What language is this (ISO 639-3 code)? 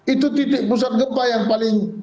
ind